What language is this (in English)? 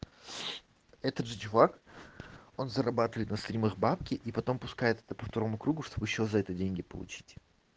Russian